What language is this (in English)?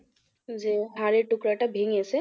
Bangla